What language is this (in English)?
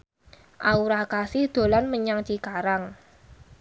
Javanese